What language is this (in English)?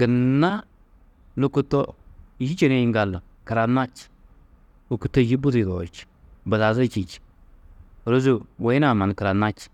Tedaga